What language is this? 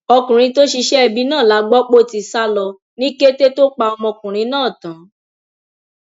Yoruba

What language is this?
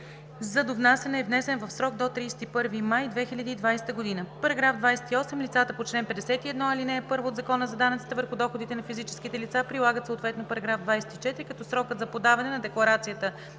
Bulgarian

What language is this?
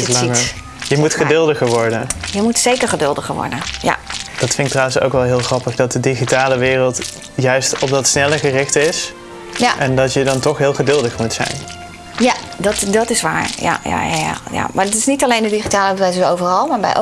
Dutch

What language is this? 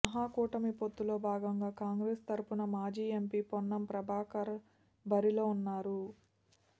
Telugu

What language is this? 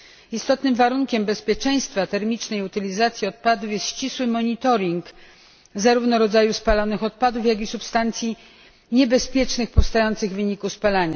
Polish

